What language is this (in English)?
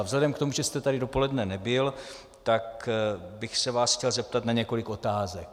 Czech